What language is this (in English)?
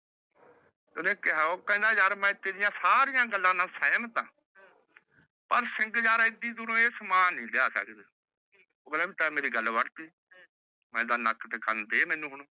Punjabi